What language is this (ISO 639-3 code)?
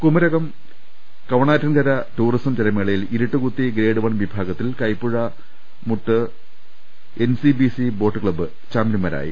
mal